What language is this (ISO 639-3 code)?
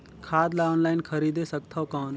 hne